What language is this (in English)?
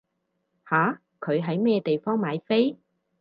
Cantonese